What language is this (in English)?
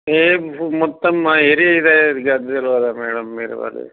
Telugu